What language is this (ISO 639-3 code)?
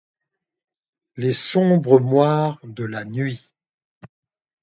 fra